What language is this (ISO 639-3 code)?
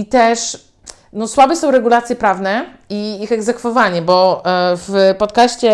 pol